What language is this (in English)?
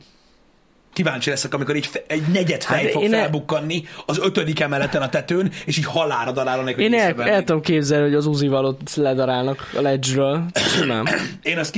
Hungarian